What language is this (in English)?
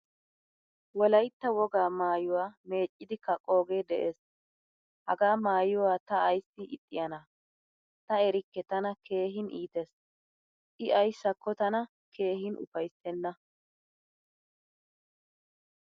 Wolaytta